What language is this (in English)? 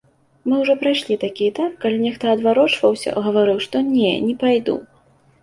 Belarusian